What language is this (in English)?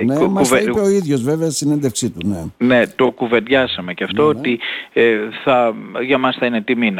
Greek